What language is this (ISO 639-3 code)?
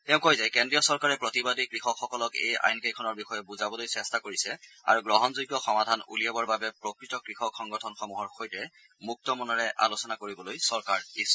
asm